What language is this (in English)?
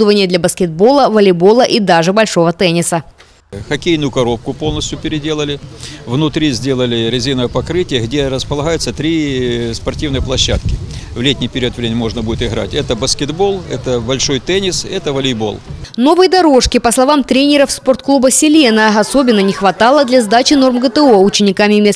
Russian